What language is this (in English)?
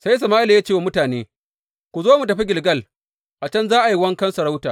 Hausa